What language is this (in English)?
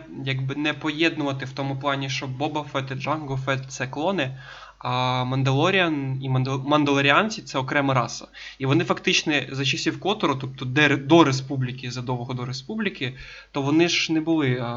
Ukrainian